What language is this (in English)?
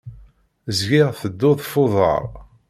Kabyle